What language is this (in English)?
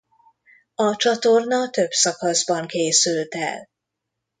Hungarian